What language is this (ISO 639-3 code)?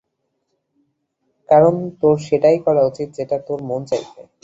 ben